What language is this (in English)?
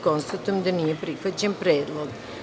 Serbian